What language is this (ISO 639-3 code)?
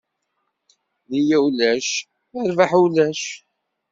kab